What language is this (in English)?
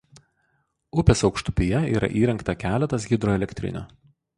Lithuanian